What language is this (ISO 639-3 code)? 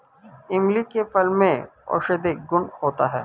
hin